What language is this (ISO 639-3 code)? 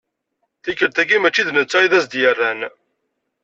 kab